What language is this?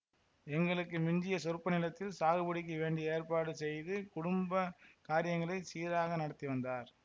Tamil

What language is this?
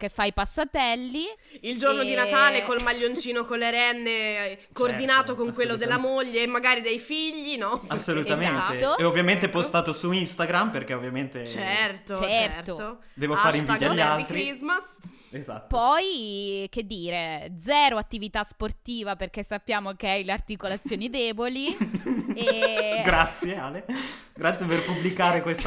Italian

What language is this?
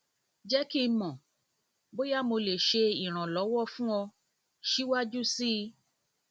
Yoruba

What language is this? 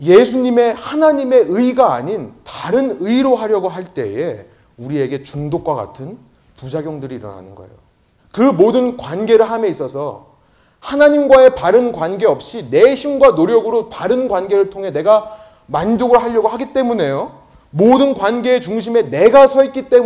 Korean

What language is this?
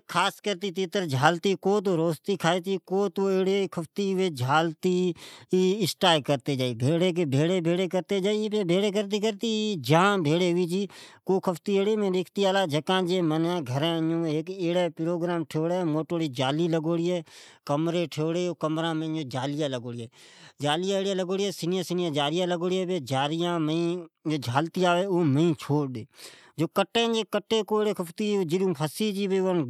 Od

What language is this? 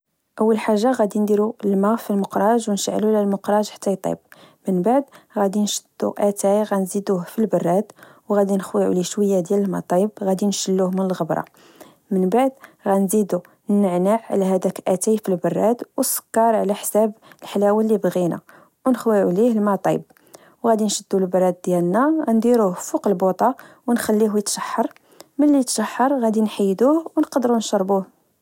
Moroccan Arabic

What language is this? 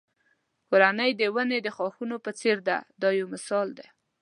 Pashto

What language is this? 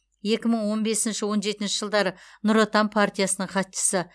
Kazakh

